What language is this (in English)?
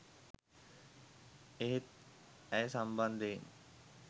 Sinhala